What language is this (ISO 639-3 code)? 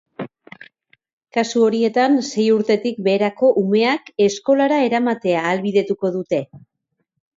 eus